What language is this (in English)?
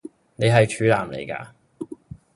Cantonese